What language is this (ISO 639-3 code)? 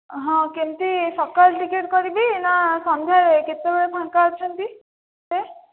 ori